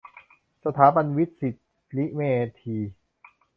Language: Thai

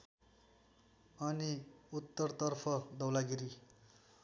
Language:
Nepali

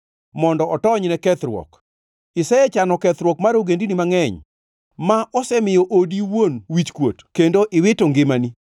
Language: Luo (Kenya and Tanzania)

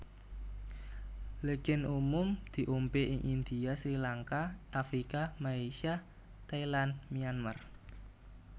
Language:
Javanese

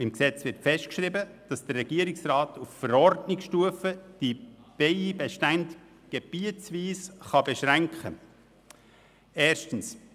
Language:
Swiss German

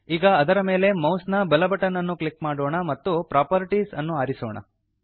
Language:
Kannada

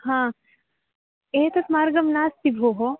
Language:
Sanskrit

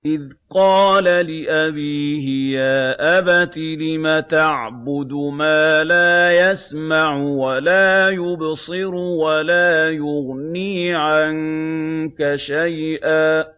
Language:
Arabic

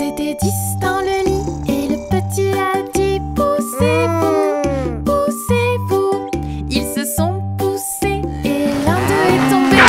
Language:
French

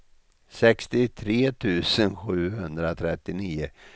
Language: Swedish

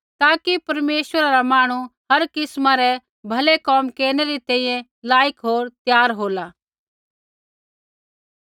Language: Kullu Pahari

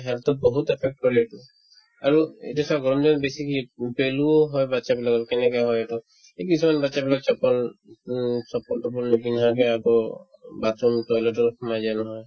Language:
Assamese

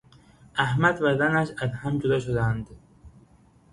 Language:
Persian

